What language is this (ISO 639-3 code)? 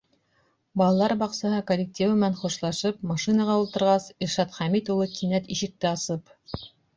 bak